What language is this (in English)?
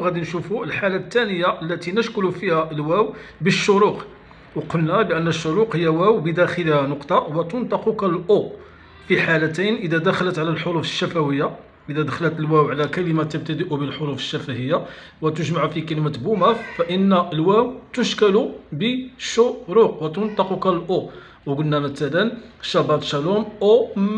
Arabic